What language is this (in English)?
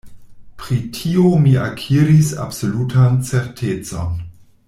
Esperanto